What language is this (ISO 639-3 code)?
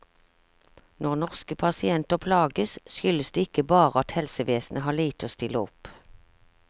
nor